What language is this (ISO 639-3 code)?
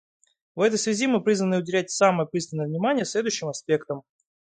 rus